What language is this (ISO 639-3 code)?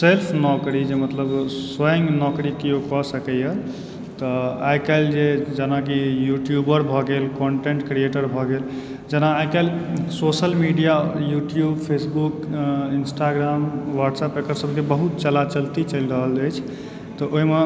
mai